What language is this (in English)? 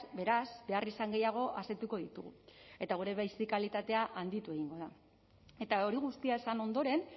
Basque